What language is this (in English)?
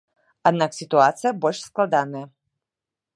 Belarusian